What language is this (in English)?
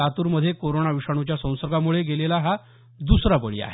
Marathi